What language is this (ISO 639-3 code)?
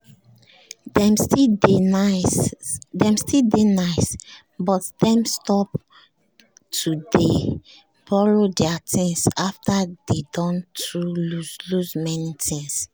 pcm